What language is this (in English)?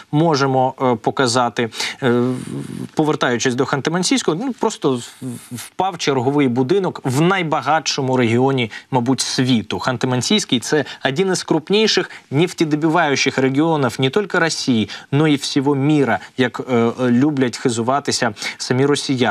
Ukrainian